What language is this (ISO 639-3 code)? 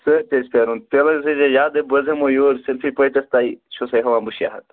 kas